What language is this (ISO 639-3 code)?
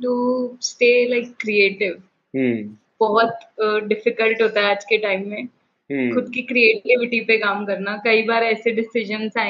hin